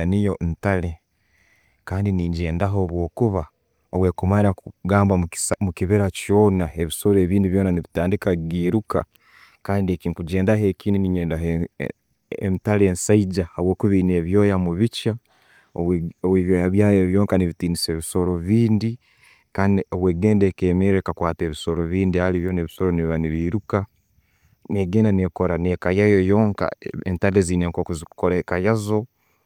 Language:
Tooro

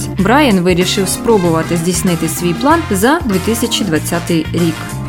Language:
Ukrainian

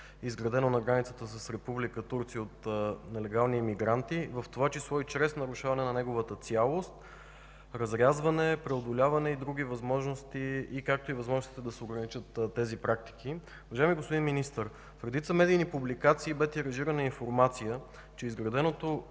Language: Bulgarian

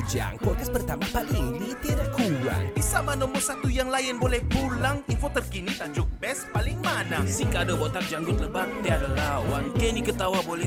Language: Malay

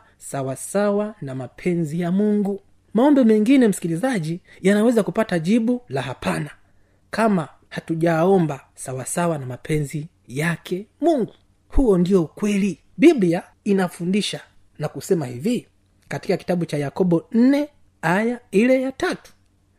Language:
Swahili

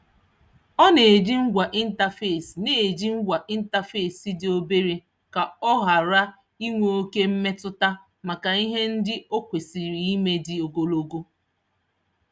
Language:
Igbo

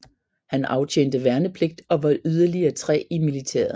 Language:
Danish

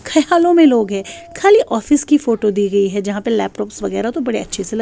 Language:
Urdu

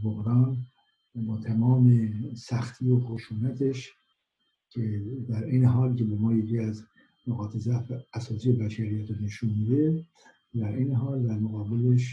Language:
Persian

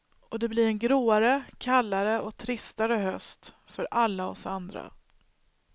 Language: Swedish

